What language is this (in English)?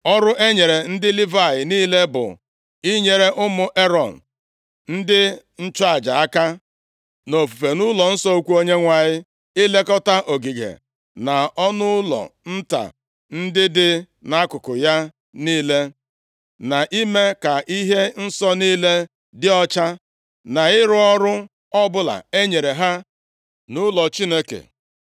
Igbo